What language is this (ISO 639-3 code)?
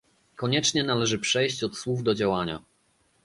pol